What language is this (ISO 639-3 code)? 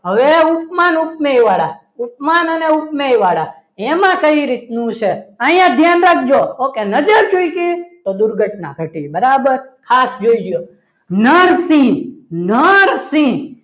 guj